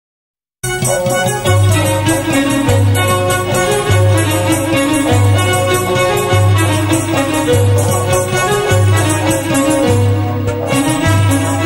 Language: Arabic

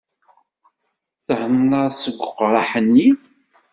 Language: Kabyle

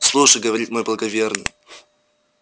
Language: Russian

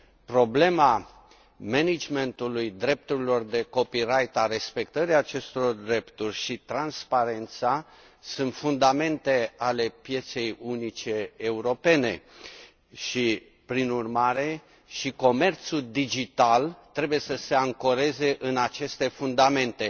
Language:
Romanian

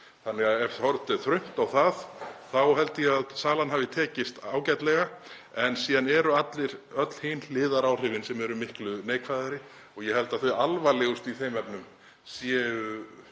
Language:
Icelandic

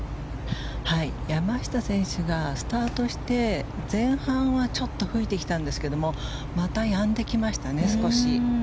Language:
Japanese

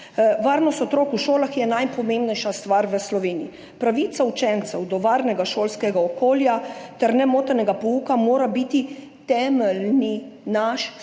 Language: Slovenian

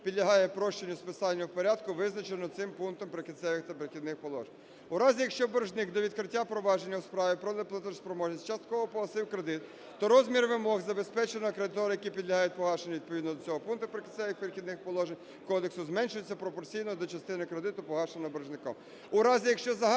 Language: Ukrainian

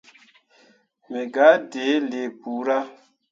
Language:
Mundang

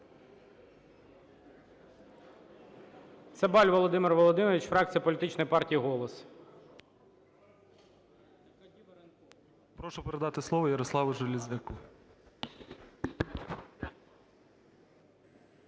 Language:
Ukrainian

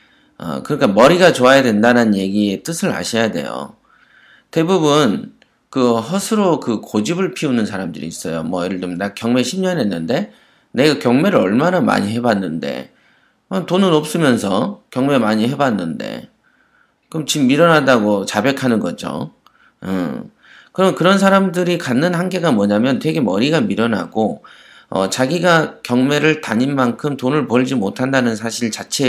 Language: Korean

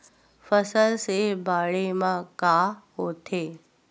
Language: Chhattisgarhi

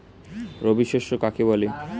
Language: Bangla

